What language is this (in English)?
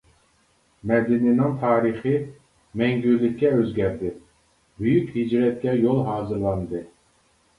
Uyghur